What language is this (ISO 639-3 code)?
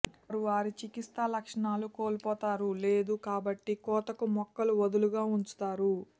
tel